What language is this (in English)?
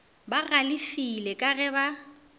Northern Sotho